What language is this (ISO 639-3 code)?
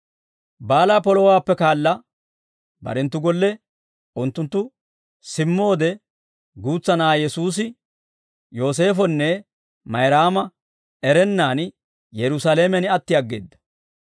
dwr